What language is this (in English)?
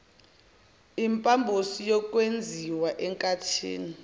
Zulu